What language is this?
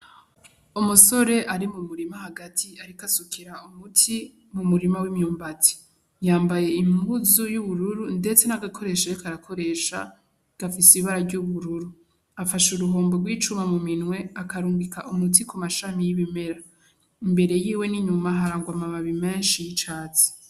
Rundi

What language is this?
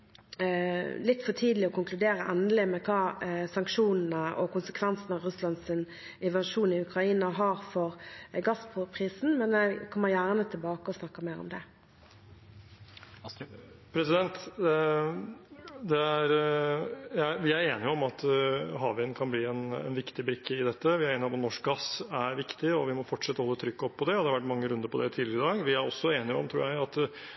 Norwegian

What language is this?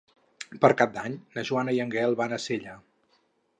Catalan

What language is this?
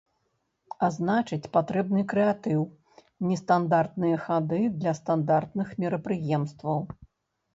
Belarusian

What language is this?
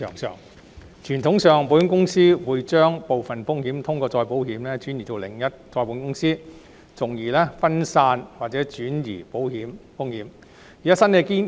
Cantonese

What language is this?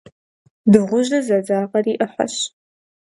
Kabardian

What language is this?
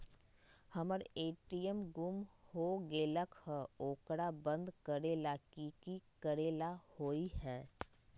Magahi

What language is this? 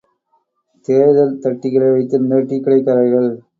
Tamil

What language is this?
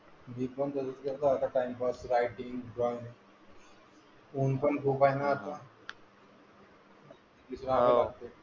Marathi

